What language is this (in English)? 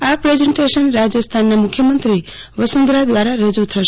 Gujarati